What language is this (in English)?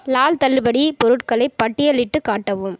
Tamil